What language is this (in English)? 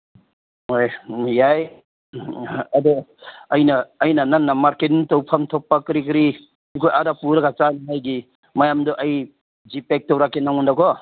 Manipuri